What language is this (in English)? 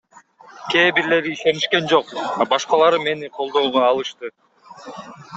Kyrgyz